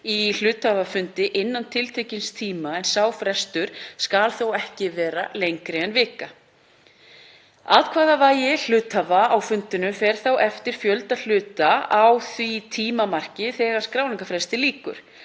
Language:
Icelandic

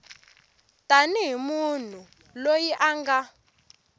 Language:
Tsonga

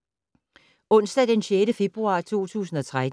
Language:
Danish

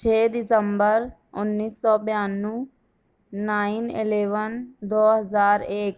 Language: Urdu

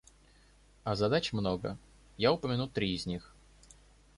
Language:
Russian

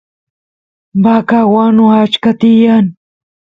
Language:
Santiago del Estero Quichua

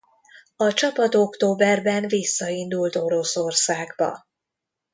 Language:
Hungarian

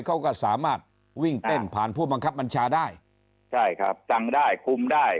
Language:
Thai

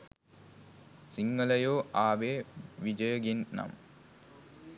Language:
Sinhala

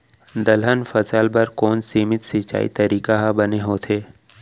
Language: Chhattisgarhi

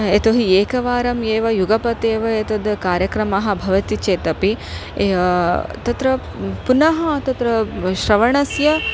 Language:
Sanskrit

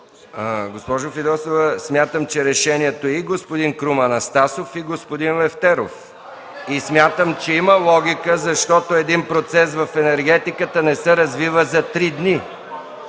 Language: Bulgarian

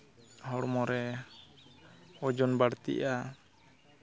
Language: Santali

